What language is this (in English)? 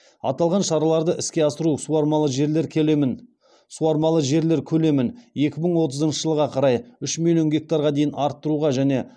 Kazakh